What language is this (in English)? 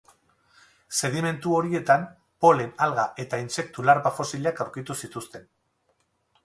Basque